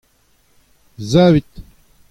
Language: Breton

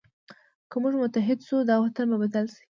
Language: Pashto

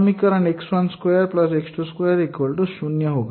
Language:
Hindi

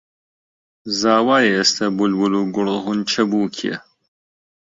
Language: Central Kurdish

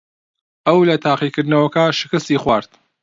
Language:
Central Kurdish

